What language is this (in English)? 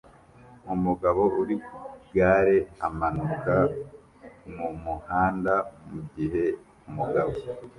Kinyarwanda